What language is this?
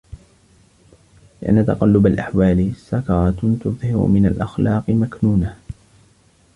Arabic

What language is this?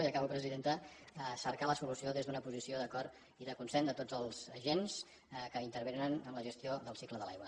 Catalan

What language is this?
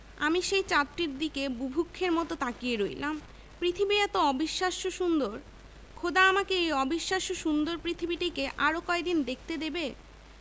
Bangla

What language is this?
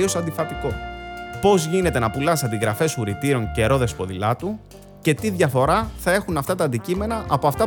Greek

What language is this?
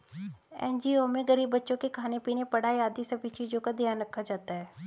Hindi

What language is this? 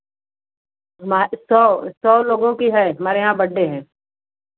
Hindi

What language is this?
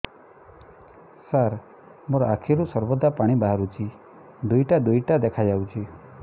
Odia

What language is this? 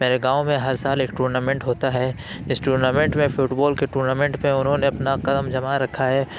Urdu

